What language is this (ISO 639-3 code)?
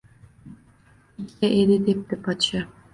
uzb